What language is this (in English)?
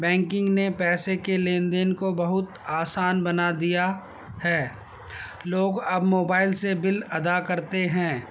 Urdu